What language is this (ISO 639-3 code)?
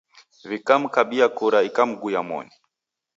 dav